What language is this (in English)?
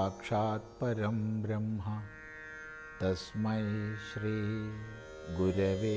Malayalam